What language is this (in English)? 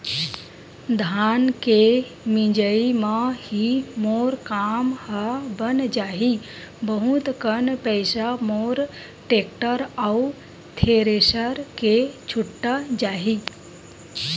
Chhattisgarhi